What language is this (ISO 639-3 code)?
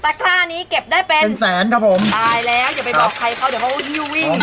tha